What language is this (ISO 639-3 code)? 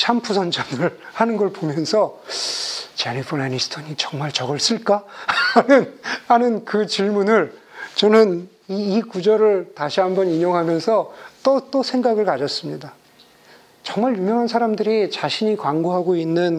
kor